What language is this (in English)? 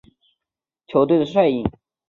Chinese